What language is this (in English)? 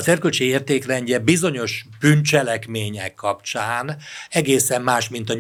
Hungarian